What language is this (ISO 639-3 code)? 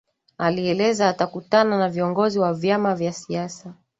swa